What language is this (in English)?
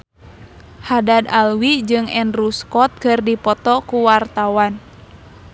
Sundanese